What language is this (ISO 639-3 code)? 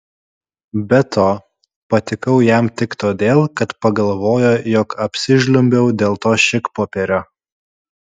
lit